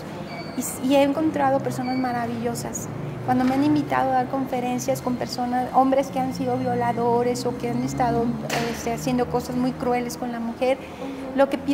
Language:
Spanish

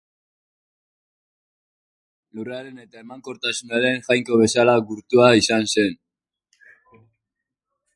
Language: Basque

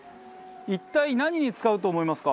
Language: Japanese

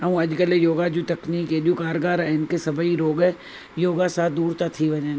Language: Sindhi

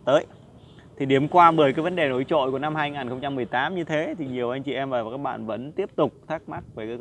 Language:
Vietnamese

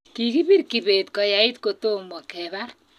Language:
Kalenjin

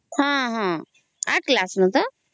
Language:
Odia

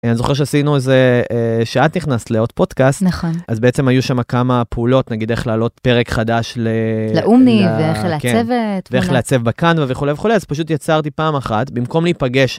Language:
Hebrew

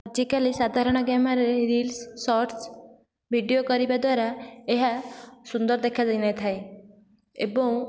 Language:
Odia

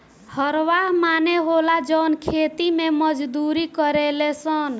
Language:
Bhojpuri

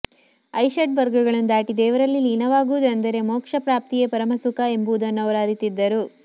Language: Kannada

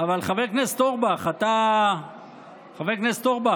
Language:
Hebrew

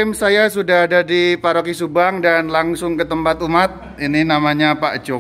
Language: Indonesian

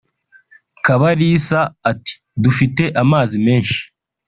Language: Kinyarwanda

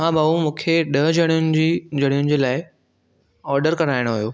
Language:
Sindhi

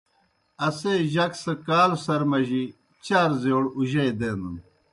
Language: Kohistani Shina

